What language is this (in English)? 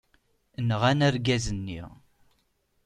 Kabyle